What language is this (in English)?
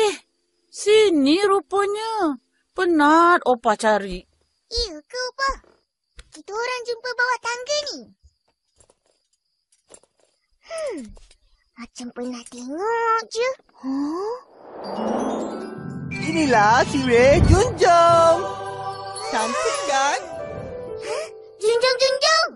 Malay